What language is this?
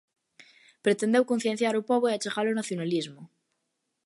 Galician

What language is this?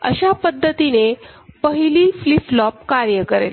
Marathi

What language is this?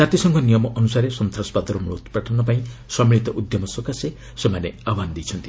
Odia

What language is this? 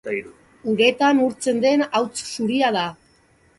Basque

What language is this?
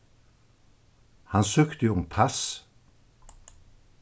Faroese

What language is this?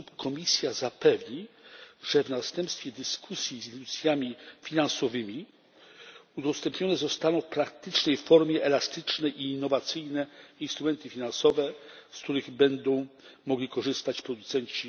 Polish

